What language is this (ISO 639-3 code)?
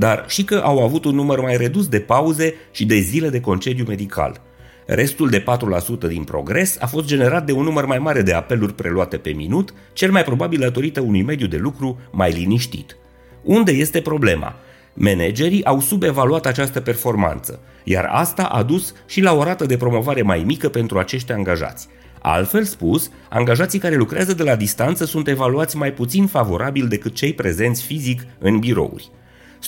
ron